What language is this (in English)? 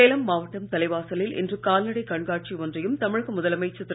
Tamil